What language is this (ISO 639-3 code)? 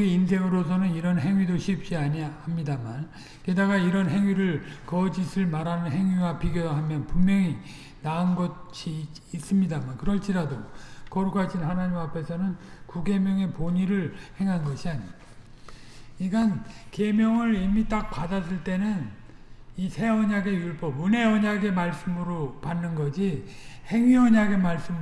kor